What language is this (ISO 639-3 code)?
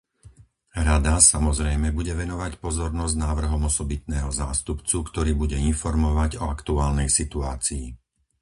slk